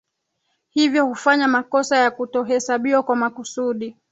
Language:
Swahili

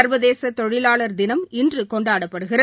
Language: Tamil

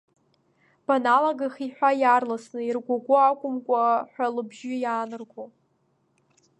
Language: Abkhazian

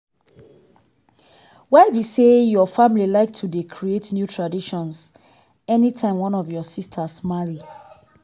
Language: Nigerian Pidgin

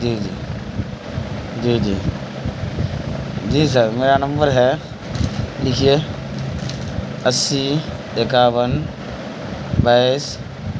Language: Urdu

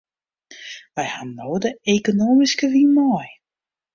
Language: Western Frisian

